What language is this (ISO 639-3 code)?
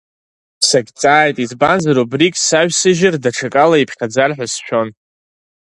abk